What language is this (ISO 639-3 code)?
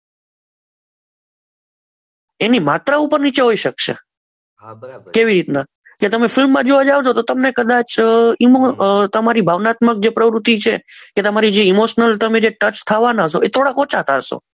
guj